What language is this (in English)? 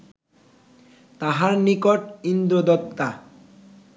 Bangla